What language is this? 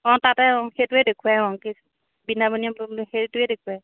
Assamese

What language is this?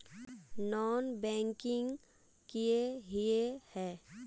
Magahi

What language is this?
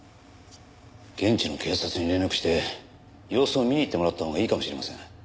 Japanese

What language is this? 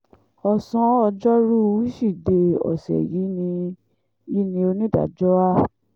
Yoruba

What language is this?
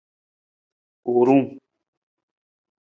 Nawdm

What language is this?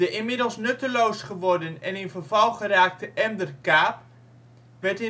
Dutch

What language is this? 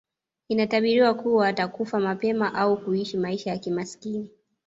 Swahili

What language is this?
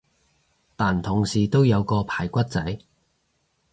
Cantonese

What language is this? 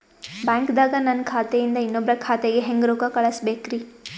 Kannada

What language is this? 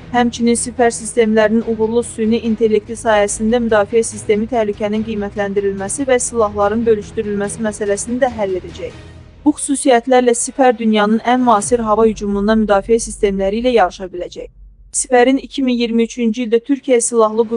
Turkish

